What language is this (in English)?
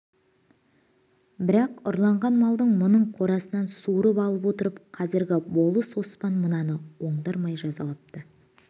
Kazakh